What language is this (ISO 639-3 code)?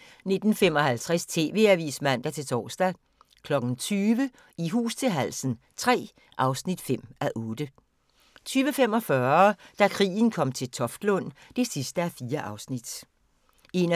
dan